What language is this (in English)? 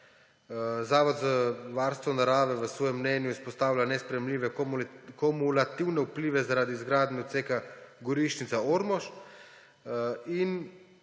Slovenian